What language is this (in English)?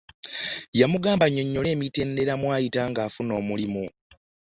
Ganda